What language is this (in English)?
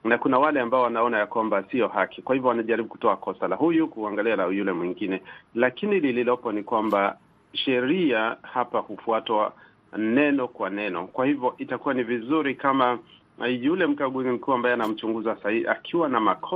Swahili